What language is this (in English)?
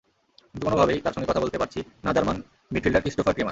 Bangla